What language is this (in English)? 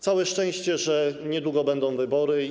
Polish